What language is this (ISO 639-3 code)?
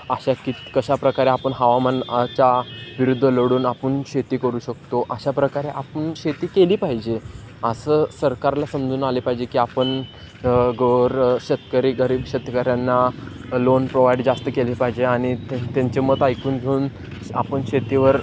mar